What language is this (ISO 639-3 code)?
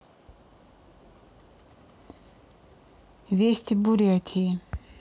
rus